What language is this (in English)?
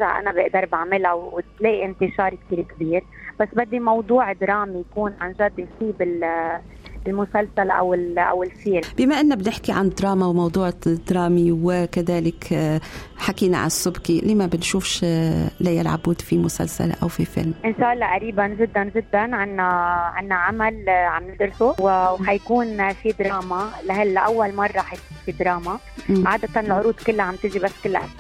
Arabic